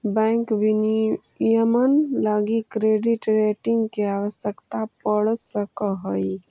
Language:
Magahi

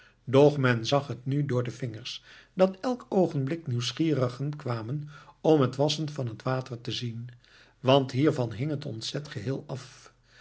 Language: Dutch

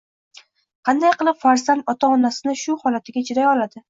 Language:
Uzbek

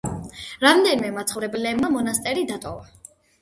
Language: Georgian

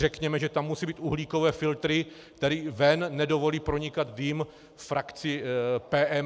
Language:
Czech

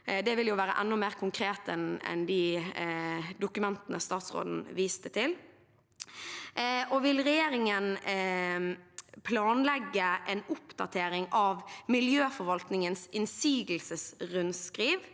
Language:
Norwegian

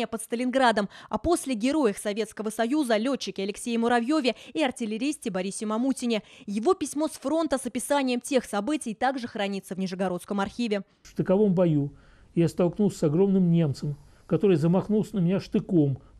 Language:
Russian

